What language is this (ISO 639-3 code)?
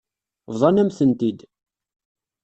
kab